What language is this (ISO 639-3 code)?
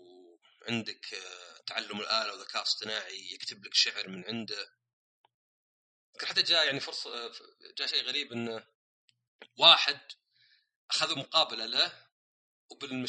ara